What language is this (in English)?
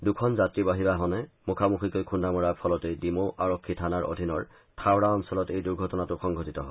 Assamese